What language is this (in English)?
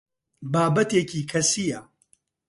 Central Kurdish